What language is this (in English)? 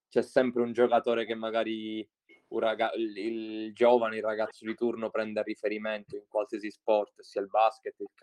Italian